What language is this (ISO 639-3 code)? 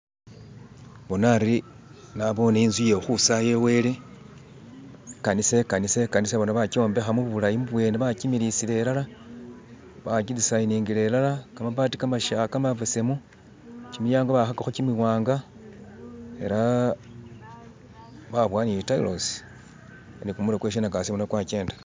myx